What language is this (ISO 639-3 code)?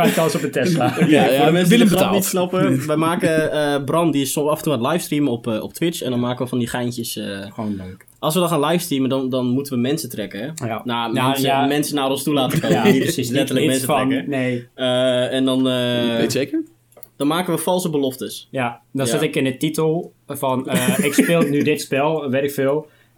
nld